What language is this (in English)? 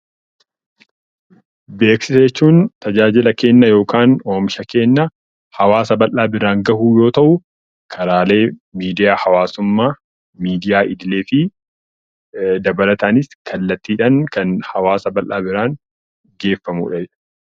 Oromo